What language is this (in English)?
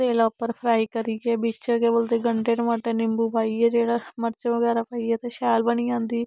Dogri